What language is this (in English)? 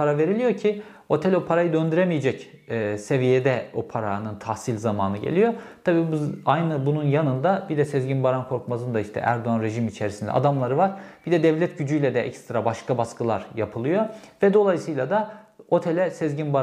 Turkish